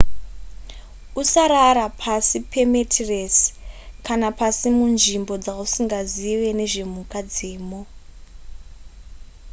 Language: Shona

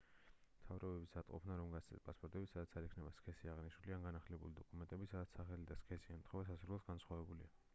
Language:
Georgian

